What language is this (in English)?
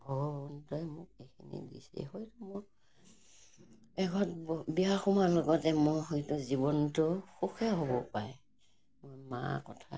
Assamese